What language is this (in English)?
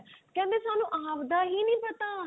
Punjabi